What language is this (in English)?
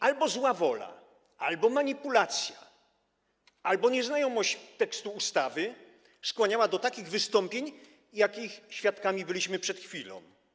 Polish